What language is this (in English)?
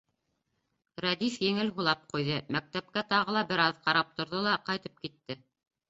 Bashkir